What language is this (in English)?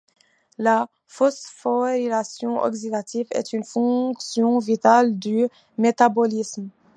French